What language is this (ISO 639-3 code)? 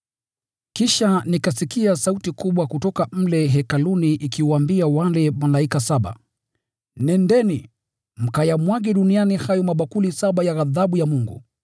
swa